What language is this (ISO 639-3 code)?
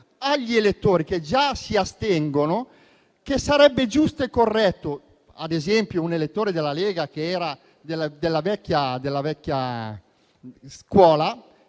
ita